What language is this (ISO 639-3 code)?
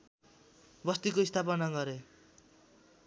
nep